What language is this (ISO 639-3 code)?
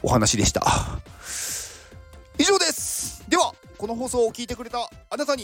jpn